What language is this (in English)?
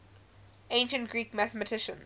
English